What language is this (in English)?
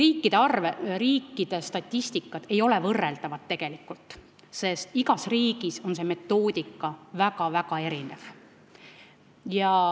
Estonian